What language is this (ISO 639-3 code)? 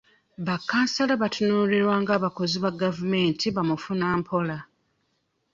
lug